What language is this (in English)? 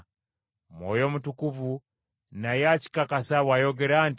Ganda